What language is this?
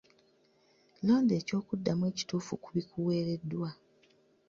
Ganda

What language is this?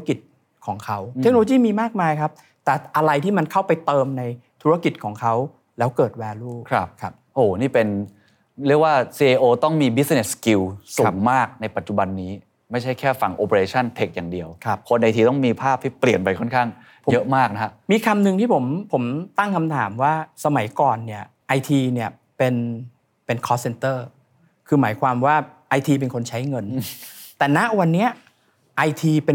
Thai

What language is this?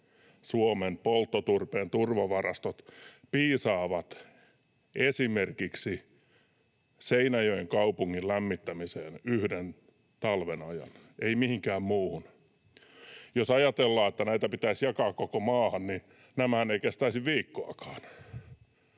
Finnish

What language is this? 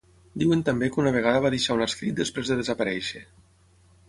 Catalan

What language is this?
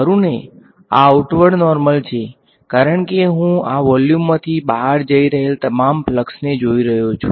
Gujarati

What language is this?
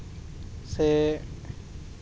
Santali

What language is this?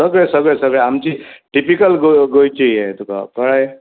Konkani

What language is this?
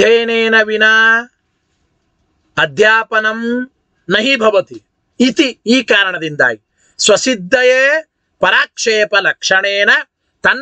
Arabic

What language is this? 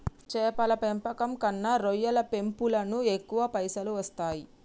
Telugu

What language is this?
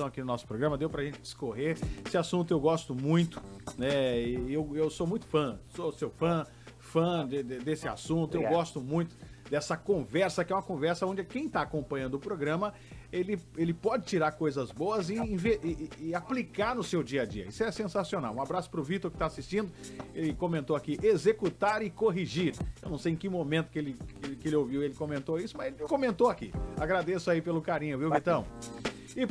Portuguese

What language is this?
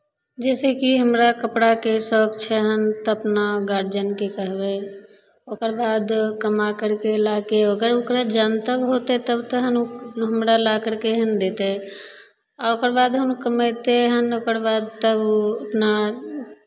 Maithili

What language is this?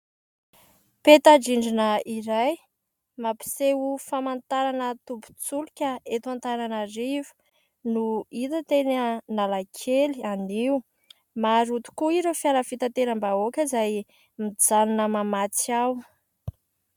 Malagasy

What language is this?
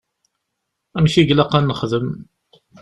Kabyle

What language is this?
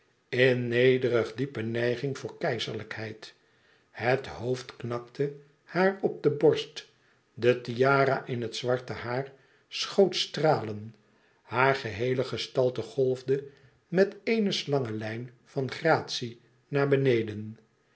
Dutch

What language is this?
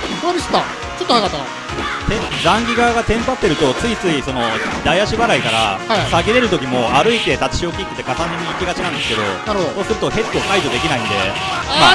Japanese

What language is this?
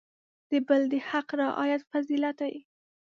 Pashto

